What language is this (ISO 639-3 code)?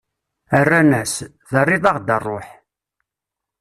kab